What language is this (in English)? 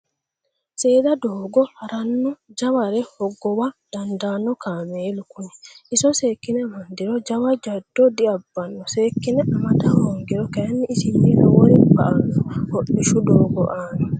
Sidamo